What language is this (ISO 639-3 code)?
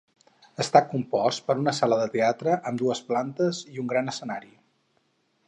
cat